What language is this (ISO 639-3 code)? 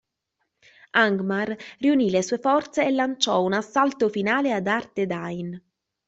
ita